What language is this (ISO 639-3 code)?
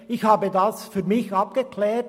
gsw